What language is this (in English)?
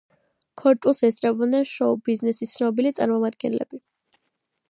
Georgian